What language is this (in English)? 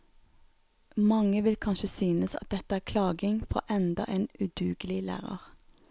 Norwegian